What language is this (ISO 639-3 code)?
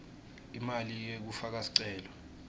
ssw